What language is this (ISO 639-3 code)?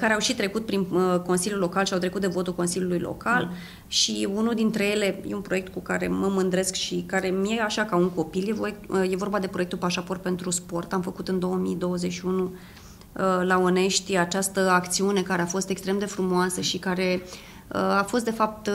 ron